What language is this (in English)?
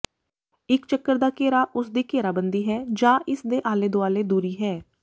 Punjabi